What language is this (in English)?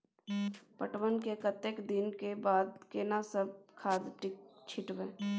Maithili